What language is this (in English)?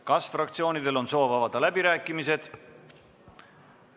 Estonian